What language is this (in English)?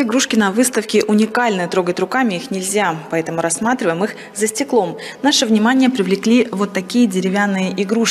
Russian